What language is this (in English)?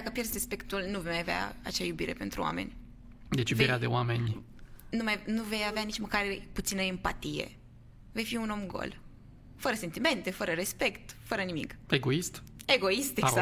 Romanian